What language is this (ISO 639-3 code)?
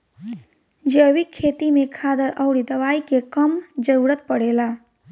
bho